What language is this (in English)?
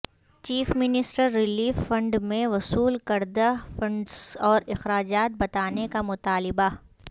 Urdu